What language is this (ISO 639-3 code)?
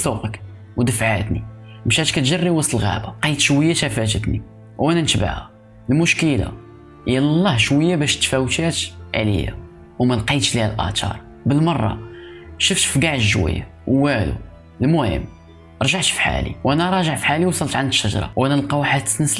ara